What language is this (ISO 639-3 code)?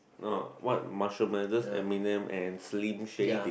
eng